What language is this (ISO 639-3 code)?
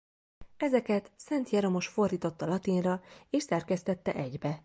hun